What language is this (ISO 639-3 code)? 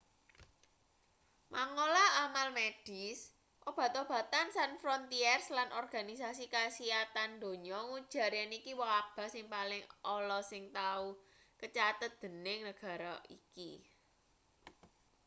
jav